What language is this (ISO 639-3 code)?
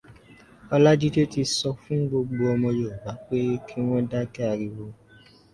yor